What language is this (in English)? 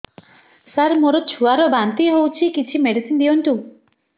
Odia